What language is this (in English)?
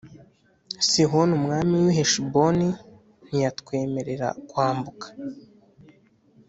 Kinyarwanda